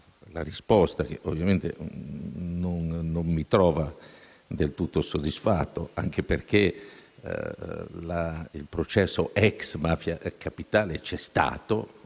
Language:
Italian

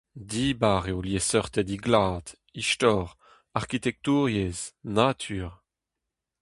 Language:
Breton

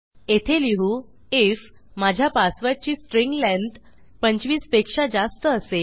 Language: Marathi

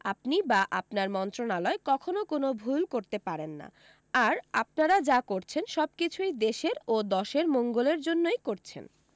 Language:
Bangla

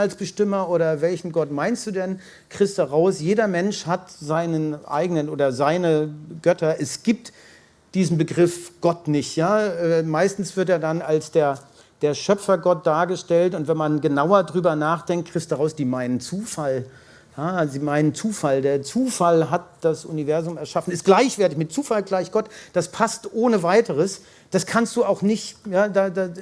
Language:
German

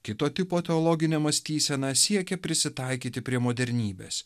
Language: Lithuanian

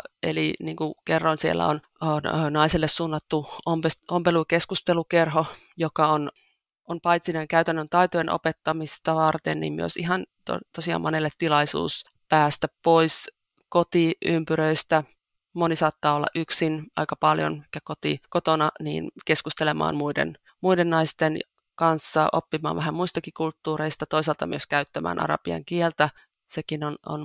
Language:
Finnish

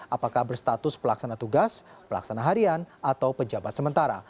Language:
Indonesian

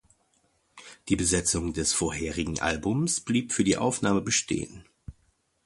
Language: German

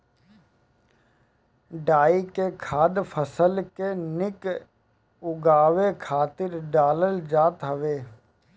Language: Bhojpuri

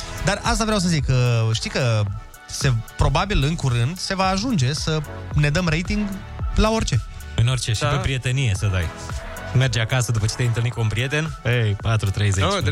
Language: Romanian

